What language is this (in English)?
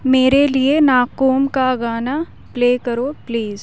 Urdu